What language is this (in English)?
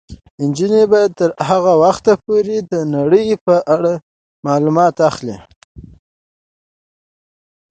Pashto